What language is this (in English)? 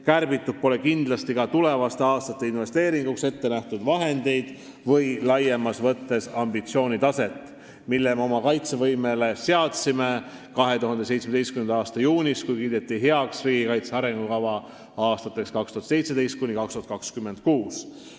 Estonian